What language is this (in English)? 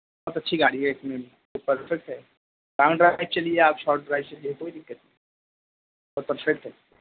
Urdu